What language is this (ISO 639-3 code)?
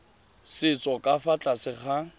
tsn